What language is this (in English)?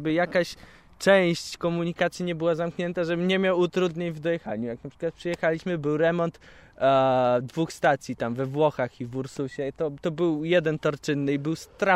Polish